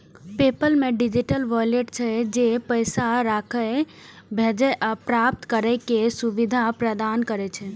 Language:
Maithili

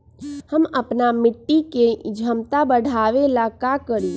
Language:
Magahi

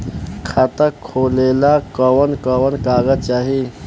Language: Bhojpuri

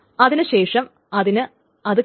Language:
Malayalam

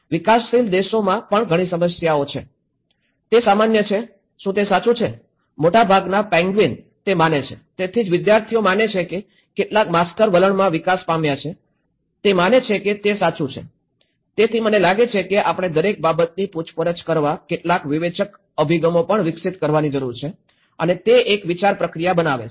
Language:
Gujarati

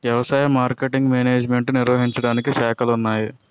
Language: Telugu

